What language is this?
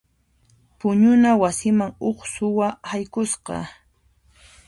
Puno Quechua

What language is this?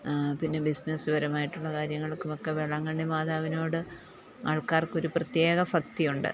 Malayalam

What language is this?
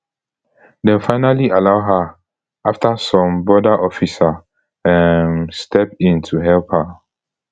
Nigerian Pidgin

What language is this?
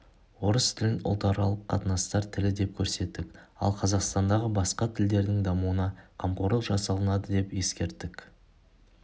Kazakh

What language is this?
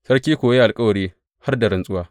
Hausa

